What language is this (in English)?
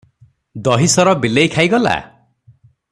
Odia